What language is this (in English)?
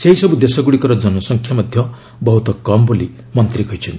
Odia